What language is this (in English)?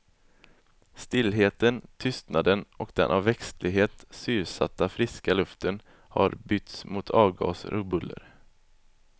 Swedish